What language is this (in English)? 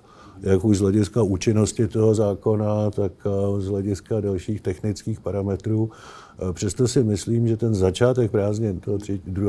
Czech